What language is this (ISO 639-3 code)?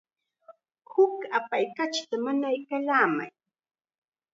qxa